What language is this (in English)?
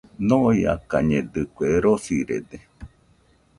Nüpode Huitoto